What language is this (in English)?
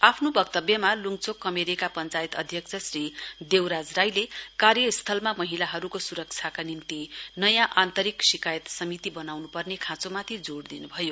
Nepali